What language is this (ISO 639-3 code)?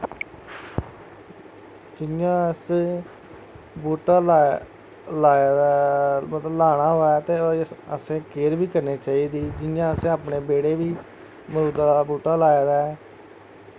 doi